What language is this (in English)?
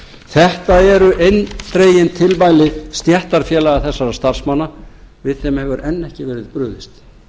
Icelandic